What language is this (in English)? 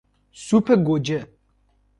Persian